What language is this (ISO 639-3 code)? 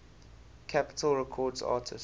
eng